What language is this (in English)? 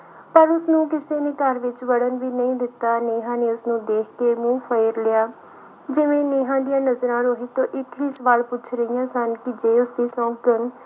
Punjabi